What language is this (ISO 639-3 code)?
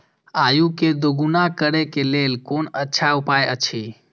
mai